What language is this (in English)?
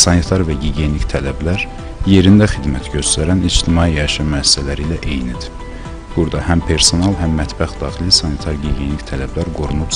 Turkish